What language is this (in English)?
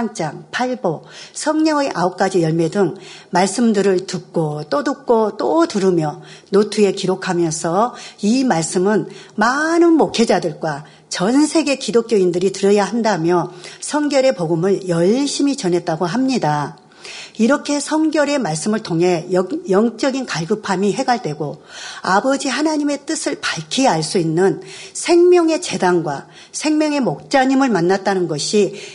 Korean